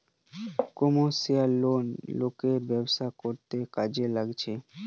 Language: Bangla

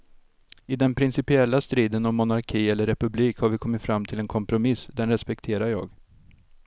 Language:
Swedish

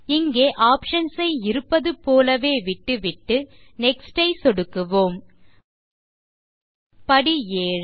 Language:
Tamil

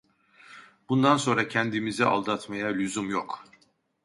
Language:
Turkish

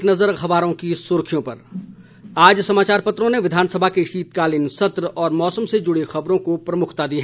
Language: Hindi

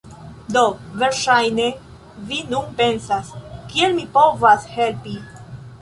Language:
Esperanto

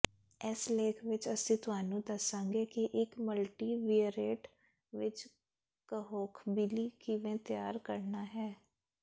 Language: Punjabi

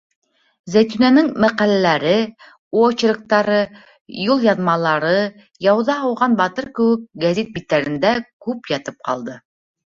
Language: Bashkir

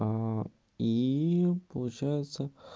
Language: Russian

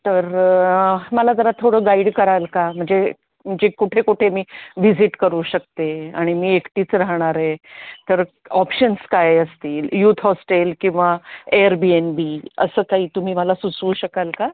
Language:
Marathi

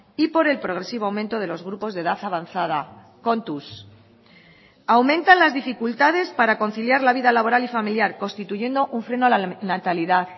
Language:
Spanish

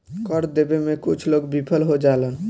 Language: Bhojpuri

